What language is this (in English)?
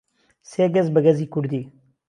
Central Kurdish